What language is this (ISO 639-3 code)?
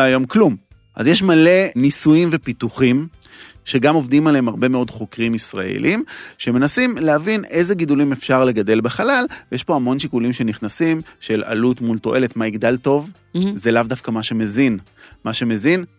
heb